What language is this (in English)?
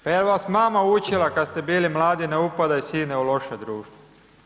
Croatian